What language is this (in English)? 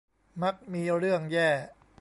Thai